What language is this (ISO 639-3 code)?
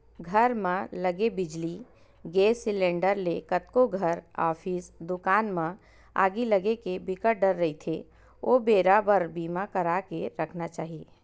hne